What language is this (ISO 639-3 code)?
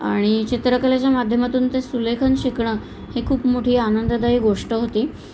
mar